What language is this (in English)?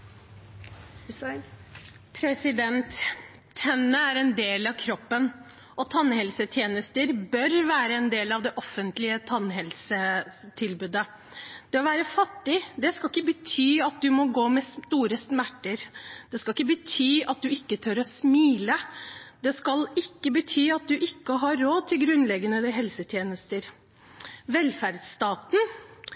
Norwegian Bokmål